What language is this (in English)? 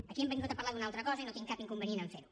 Catalan